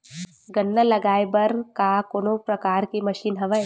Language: Chhattisgarhi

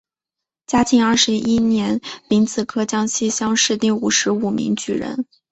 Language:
Chinese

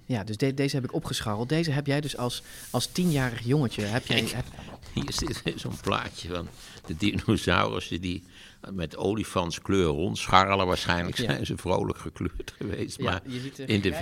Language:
Dutch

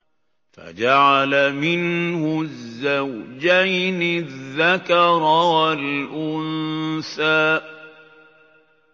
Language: Arabic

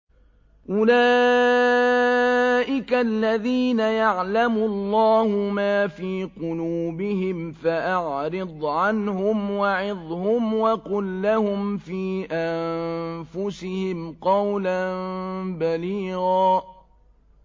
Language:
Arabic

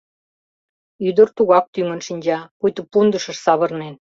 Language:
Mari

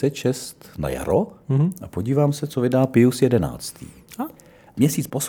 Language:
Czech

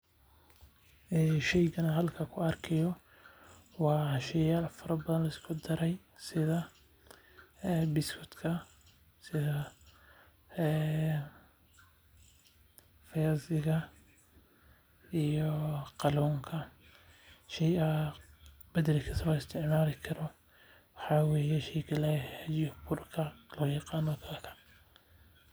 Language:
Somali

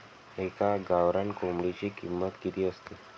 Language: Marathi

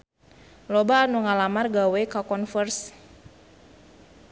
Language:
Sundanese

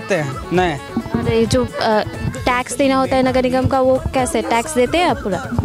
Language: Hindi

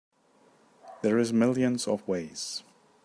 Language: English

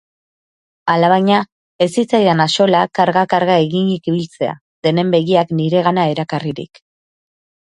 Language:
Basque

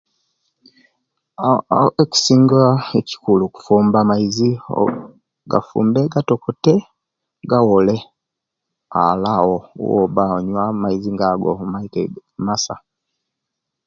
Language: Kenyi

